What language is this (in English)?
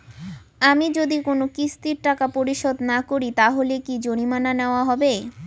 Bangla